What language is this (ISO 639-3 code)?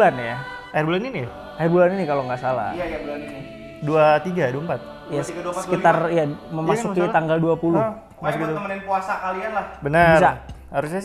ind